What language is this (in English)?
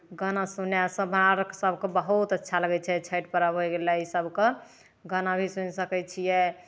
Maithili